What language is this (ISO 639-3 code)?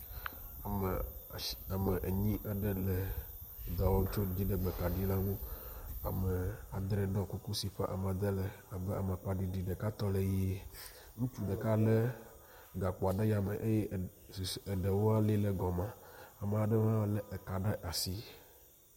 ewe